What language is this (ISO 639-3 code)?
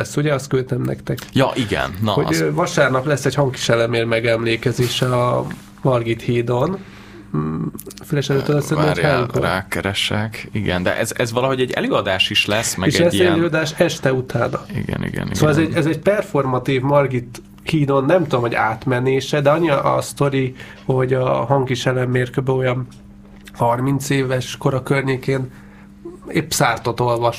hun